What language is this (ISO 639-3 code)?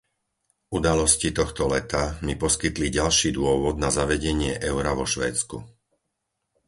slk